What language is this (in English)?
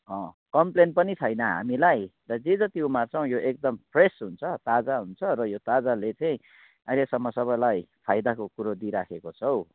Nepali